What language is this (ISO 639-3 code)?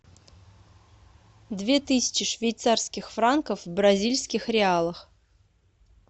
rus